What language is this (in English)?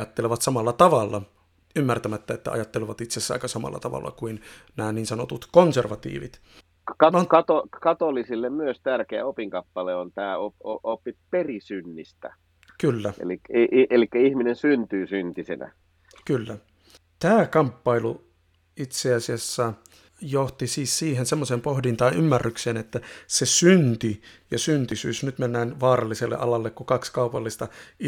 Finnish